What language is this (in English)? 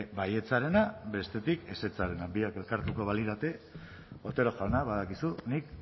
Basque